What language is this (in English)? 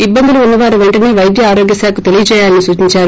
Telugu